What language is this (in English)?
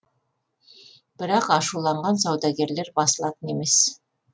Kazakh